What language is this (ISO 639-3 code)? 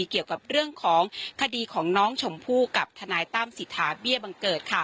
tha